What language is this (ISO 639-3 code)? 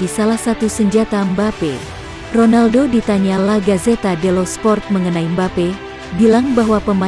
ind